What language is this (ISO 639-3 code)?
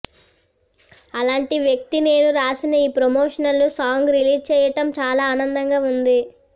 tel